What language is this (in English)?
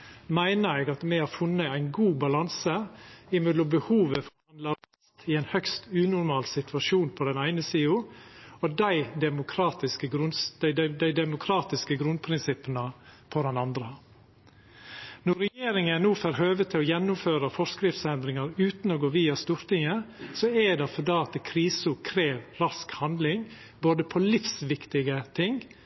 Norwegian Nynorsk